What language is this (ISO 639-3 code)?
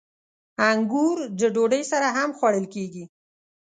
pus